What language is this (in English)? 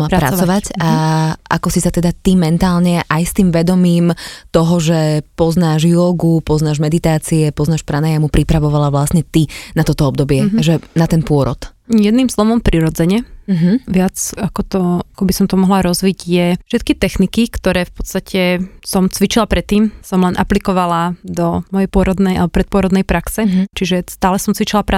Slovak